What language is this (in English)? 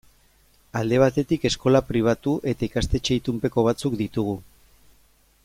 Basque